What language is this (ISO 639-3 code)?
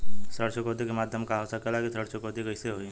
bho